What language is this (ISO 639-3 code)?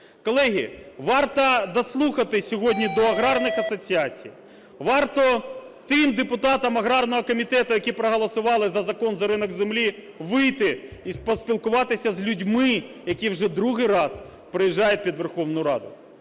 ukr